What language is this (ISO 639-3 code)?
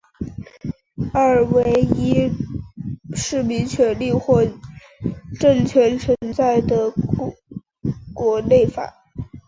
zho